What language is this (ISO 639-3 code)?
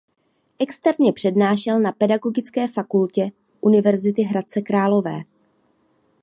ces